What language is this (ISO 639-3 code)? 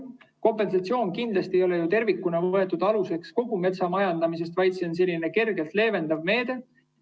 est